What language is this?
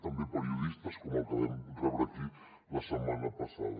Catalan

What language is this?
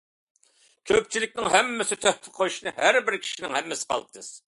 Uyghur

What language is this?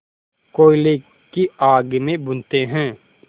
Hindi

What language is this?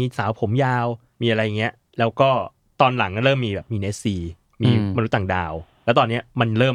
Thai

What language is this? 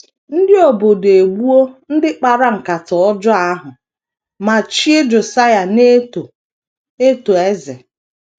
Igbo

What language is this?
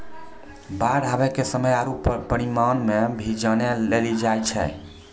Maithili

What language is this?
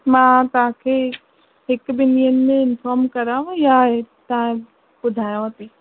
Sindhi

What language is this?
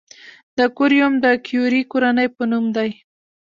Pashto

